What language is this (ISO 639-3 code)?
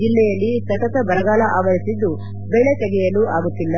kan